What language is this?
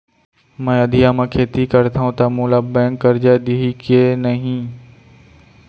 Chhattisgarhi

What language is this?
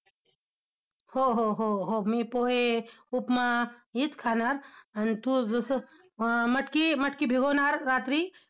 Marathi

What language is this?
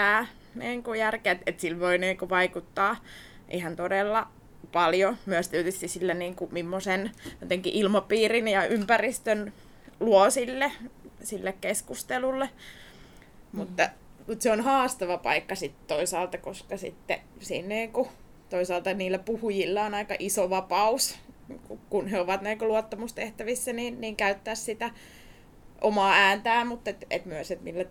Finnish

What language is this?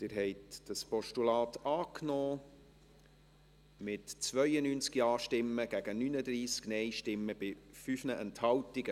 Swiss German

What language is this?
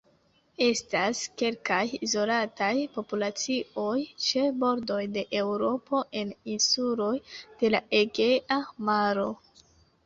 Esperanto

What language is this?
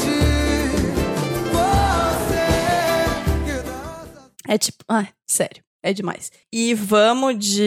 Portuguese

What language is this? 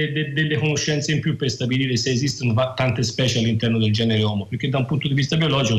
Italian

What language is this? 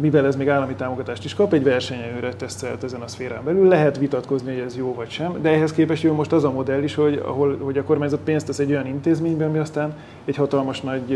Hungarian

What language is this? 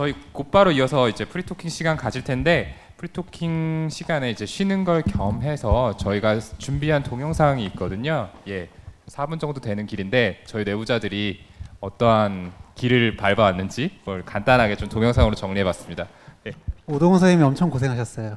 Korean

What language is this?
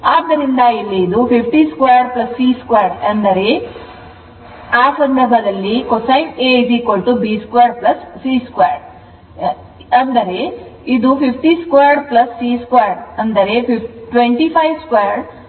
Kannada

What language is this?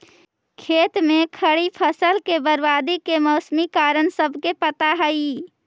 Magahi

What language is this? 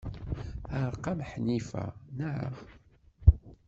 Kabyle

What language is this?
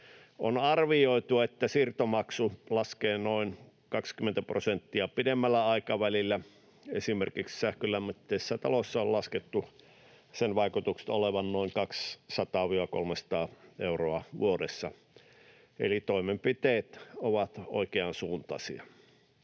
Finnish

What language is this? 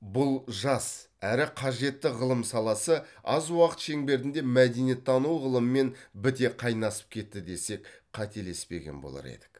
Kazakh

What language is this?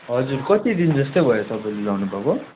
Nepali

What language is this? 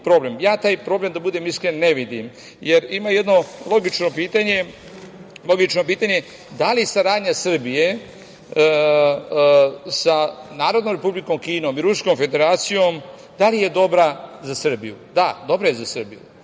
Serbian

